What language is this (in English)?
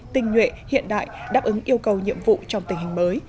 Vietnamese